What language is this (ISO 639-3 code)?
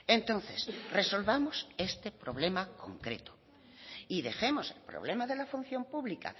spa